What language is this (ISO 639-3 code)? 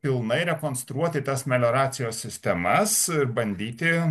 lit